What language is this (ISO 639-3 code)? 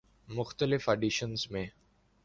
urd